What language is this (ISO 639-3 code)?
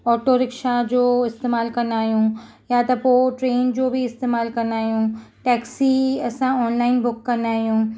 snd